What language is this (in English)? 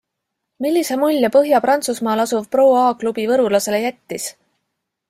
Estonian